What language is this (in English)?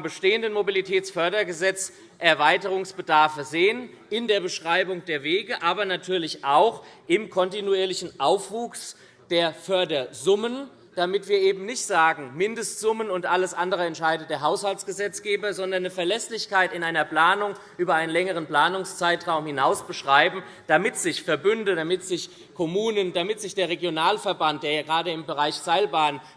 German